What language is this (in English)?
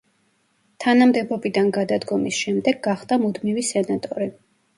Georgian